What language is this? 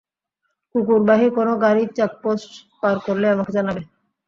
Bangla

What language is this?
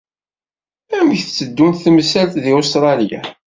Kabyle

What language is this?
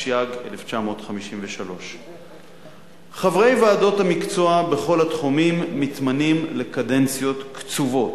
Hebrew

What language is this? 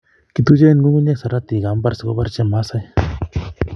Kalenjin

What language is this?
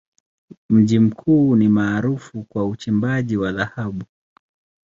Swahili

